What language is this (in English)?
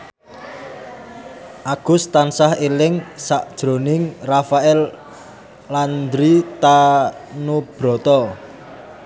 Javanese